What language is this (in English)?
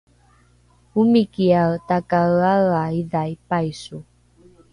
Rukai